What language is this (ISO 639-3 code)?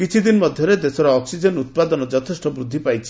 ori